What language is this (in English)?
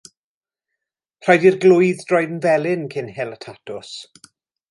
Welsh